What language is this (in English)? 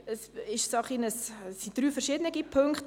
Swiss German